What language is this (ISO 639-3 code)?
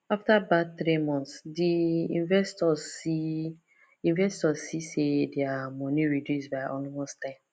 pcm